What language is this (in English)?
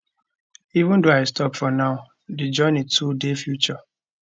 Nigerian Pidgin